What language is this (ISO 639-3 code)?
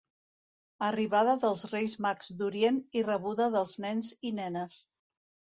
cat